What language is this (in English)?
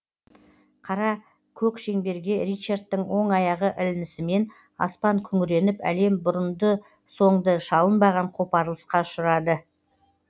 Kazakh